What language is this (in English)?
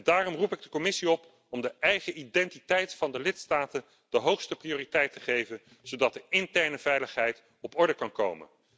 Dutch